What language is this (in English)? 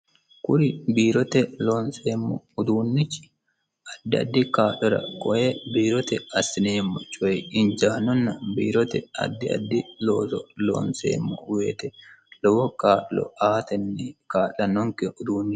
Sidamo